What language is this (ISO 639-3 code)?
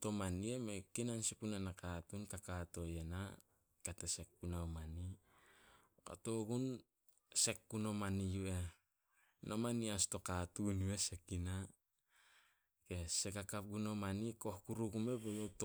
sol